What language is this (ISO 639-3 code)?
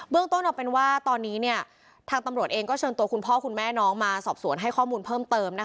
tha